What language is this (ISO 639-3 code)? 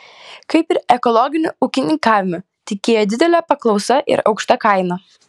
lit